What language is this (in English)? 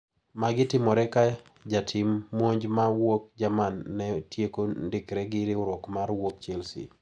Luo (Kenya and Tanzania)